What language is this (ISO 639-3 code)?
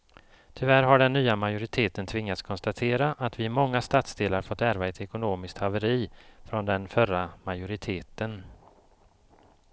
swe